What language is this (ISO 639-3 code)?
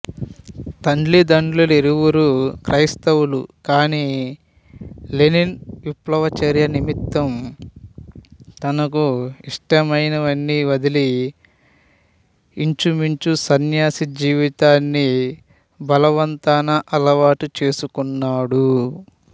tel